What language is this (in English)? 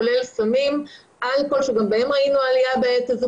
Hebrew